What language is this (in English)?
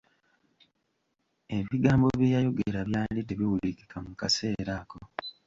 Ganda